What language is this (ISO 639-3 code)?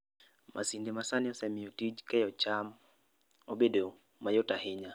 luo